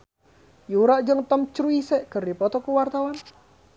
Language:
Sundanese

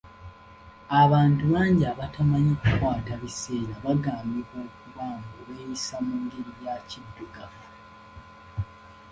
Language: Ganda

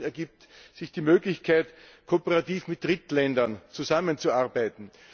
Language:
German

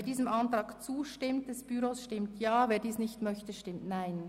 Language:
Swiss German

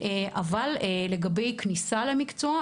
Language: Hebrew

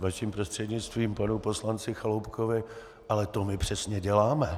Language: Czech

